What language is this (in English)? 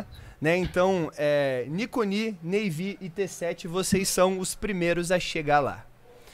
Portuguese